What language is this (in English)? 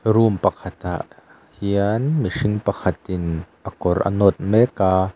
Mizo